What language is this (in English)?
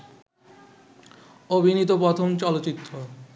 Bangla